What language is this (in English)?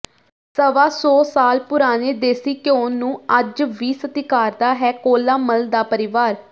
Punjabi